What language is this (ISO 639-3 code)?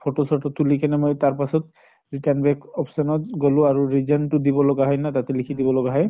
asm